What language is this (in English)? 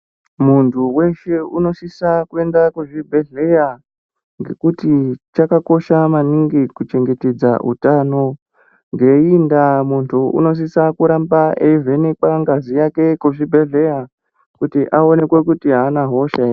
Ndau